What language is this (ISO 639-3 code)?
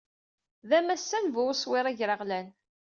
kab